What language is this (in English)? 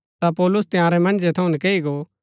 Gaddi